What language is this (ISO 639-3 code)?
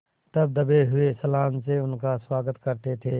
hin